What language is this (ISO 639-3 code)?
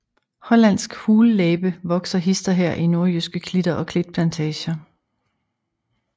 dan